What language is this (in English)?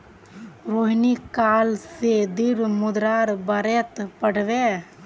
Magahi